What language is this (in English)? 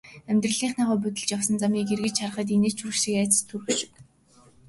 Mongolian